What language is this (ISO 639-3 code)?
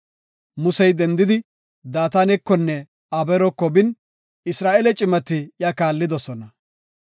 gof